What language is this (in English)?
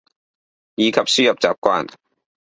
Cantonese